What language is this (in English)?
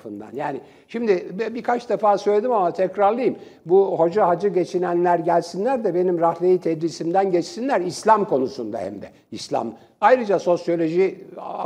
Turkish